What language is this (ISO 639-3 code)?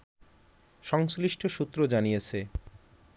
ben